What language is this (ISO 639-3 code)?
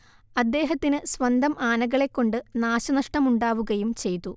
mal